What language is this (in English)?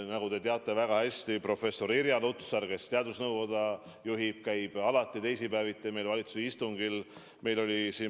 Estonian